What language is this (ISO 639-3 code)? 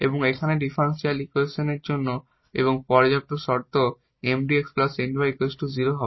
ben